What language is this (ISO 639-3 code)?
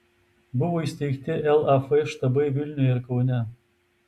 lit